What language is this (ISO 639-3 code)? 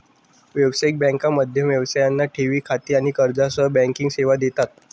mar